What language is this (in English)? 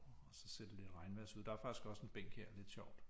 Danish